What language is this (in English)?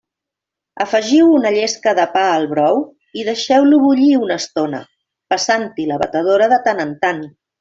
Catalan